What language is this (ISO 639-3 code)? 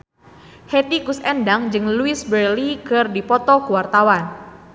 sun